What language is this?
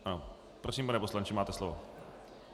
Czech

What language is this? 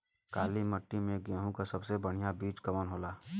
Bhojpuri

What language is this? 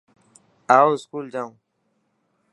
Dhatki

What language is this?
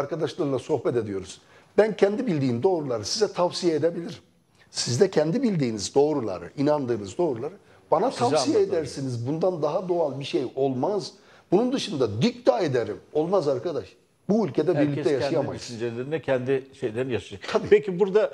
Turkish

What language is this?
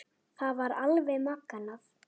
Icelandic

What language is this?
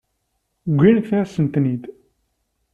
Kabyle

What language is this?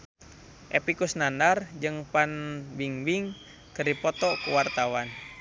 Sundanese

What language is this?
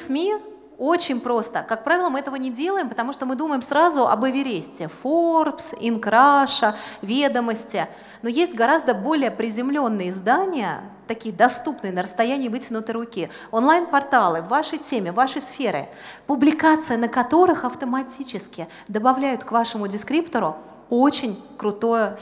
Russian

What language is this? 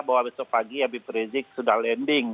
Indonesian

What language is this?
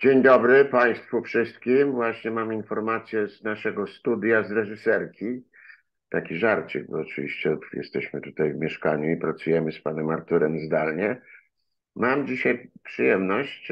Polish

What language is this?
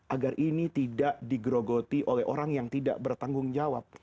Indonesian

